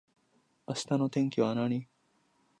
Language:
Japanese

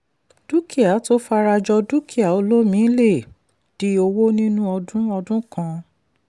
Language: Yoruba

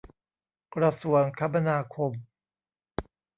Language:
Thai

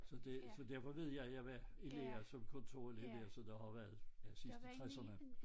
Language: Danish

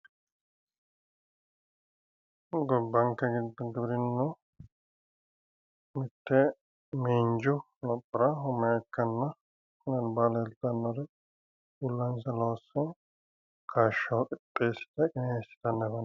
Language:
Sidamo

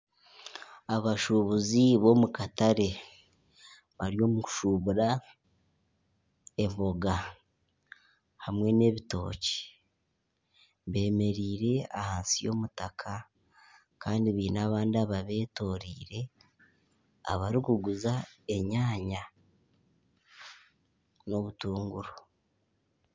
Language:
Nyankole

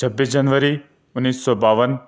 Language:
Urdu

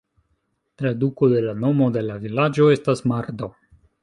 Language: Esperanto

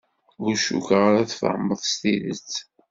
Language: Kabyle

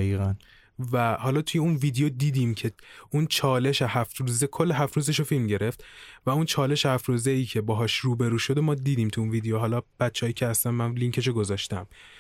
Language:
Persian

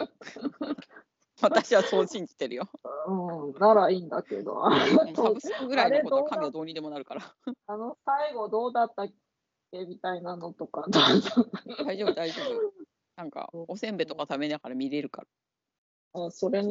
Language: Japanese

